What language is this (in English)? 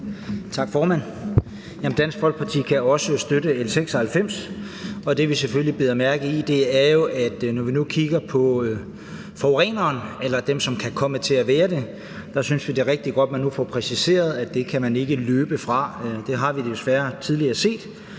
Danish